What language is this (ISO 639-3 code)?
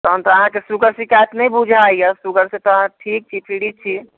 mai